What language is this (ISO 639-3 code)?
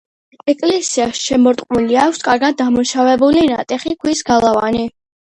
kat